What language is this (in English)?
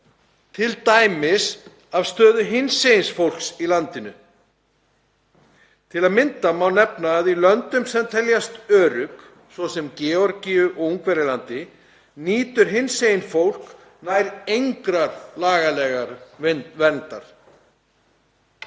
Icelandic